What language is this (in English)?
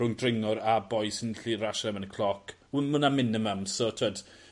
Welsh